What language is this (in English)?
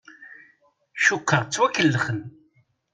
Kabyle